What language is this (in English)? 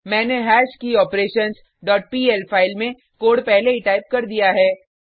Hindi